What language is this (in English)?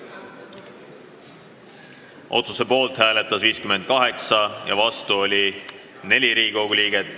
Estonian